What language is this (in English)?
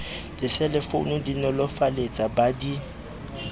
Southern Sotho